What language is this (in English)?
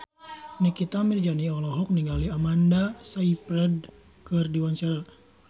Sundanese